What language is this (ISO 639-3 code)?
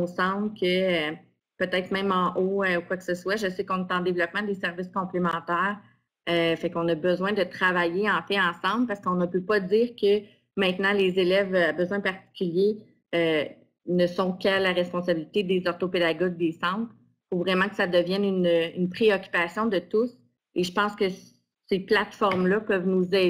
fra